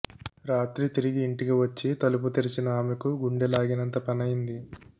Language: Telugu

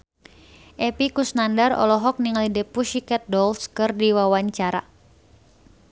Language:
Sundanese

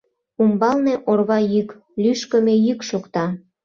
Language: Mari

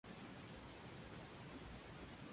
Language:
Spanish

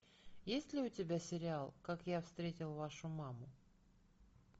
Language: Russian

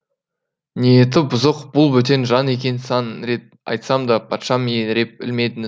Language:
Kazakh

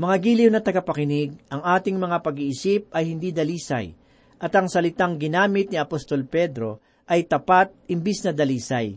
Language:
Filipino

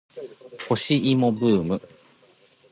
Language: Japanese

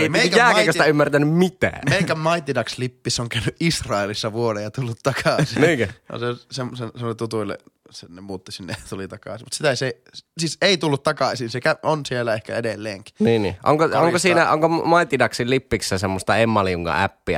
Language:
Finnish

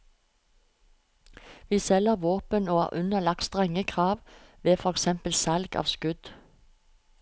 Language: Norwegian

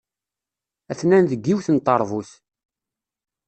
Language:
Kabyle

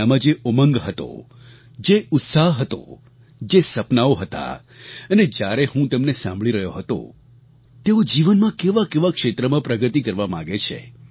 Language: Gujarati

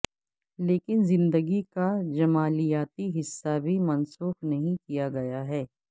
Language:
Urdu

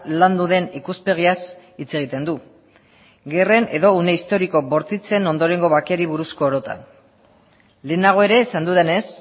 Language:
Basque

